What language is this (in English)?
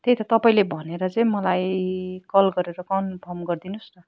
Nepali